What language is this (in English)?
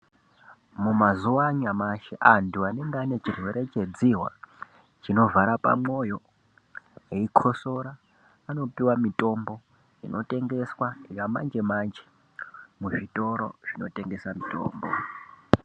Ndau